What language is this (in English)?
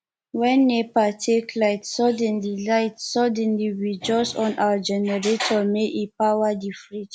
Nigerian Pidgin